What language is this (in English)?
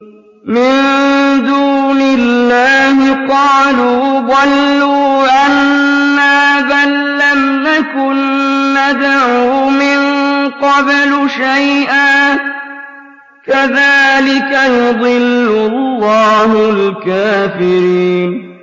Arabic